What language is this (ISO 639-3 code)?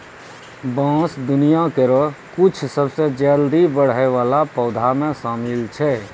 mai